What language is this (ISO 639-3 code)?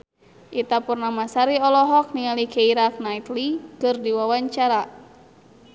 sun